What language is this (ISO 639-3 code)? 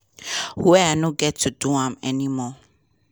pcm